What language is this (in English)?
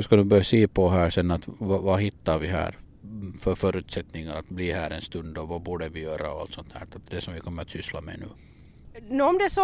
Swedish